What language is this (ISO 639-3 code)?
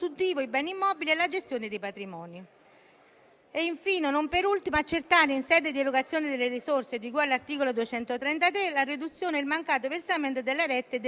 ita